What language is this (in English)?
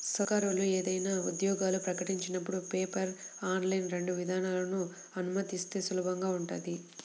Telugu